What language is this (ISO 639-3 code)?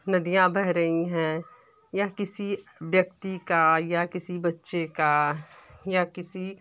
hin